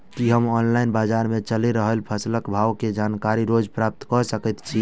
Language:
Maithili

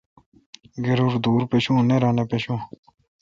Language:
Kalkoti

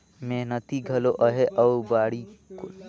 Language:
Chhattisgarhi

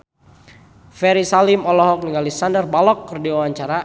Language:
Sundanese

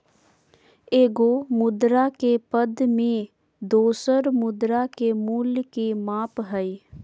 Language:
Magahi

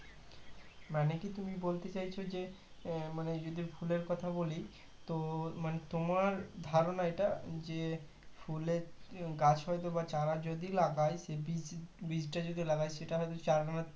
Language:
Bangla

